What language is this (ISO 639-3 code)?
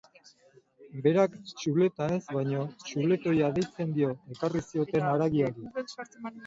eus